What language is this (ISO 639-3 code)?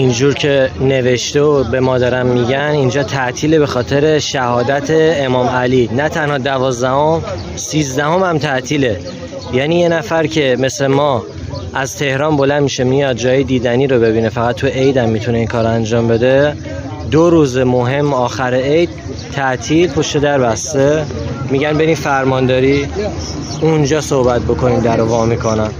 fas